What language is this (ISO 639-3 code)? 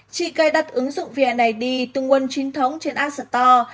vie